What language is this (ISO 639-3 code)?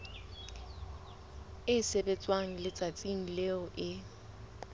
sot